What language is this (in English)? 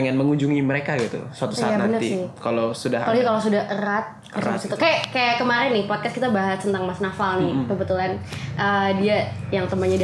Indonesian